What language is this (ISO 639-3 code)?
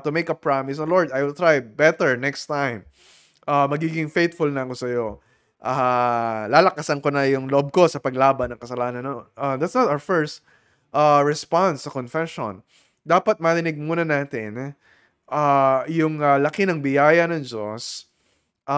fil